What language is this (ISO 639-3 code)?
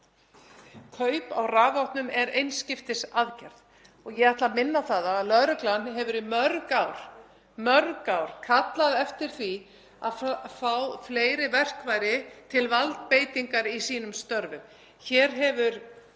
isl